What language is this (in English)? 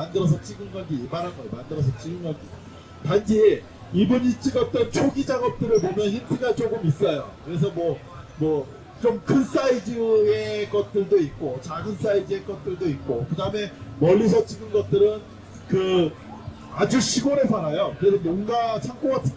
Korean